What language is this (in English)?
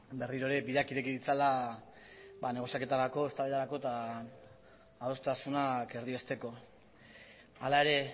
Basque